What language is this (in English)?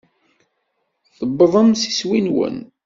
Kabyle